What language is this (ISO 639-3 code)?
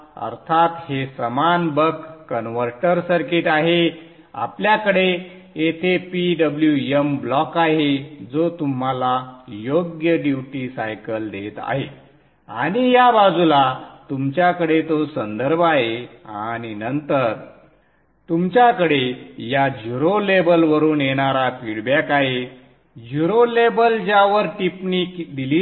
mar